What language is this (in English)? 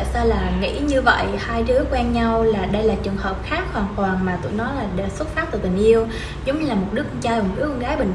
Vietnamese